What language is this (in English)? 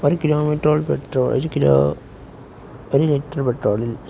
Malayalam